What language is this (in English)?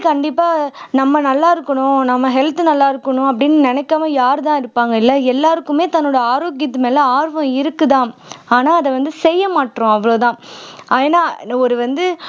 Tamil